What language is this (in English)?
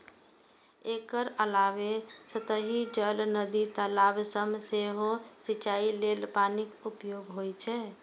Maithili